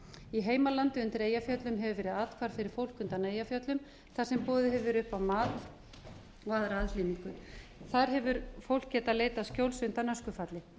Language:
Icelandic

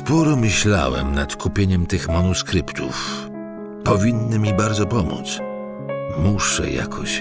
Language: Polish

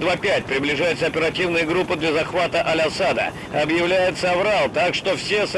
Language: Russian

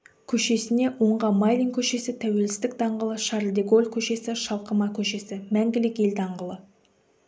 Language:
Kazakh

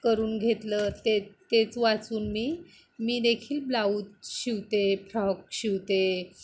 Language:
Marathi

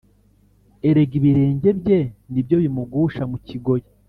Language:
Kinyarwanda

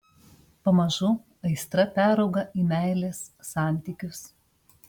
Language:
Lithuanian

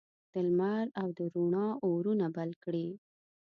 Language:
Pashto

